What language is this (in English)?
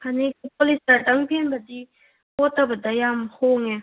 Manipuri